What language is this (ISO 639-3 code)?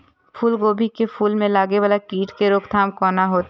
mai